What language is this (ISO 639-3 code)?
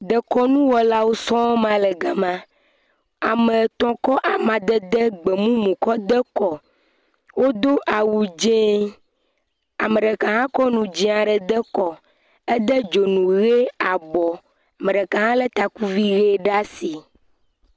ewe